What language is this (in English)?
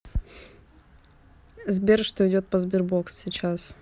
Russian